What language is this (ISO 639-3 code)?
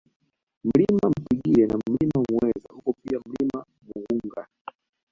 swa